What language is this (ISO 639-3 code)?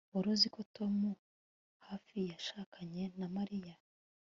kin